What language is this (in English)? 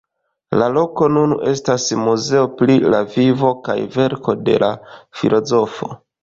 Esperanto